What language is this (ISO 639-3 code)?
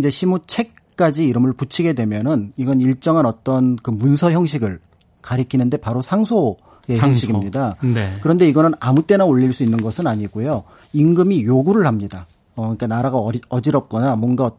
kor